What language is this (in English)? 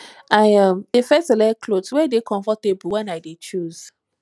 Nigerian Pidgin